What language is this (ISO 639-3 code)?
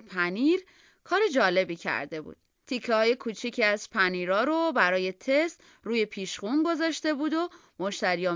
fas